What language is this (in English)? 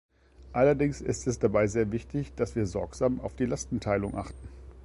German